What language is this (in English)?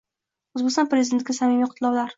Uzbek